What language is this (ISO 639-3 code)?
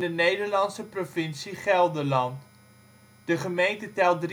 nld